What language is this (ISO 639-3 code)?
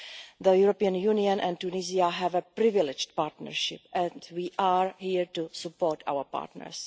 eng